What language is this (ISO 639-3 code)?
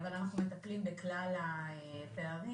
heb